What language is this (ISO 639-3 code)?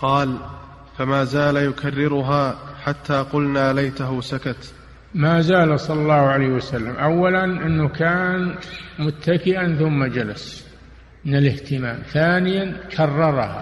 ara